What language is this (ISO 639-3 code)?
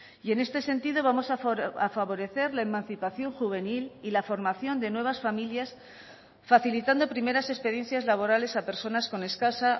spa